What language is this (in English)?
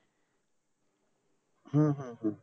Bangla